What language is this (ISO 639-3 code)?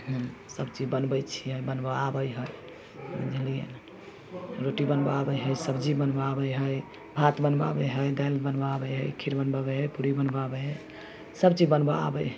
mai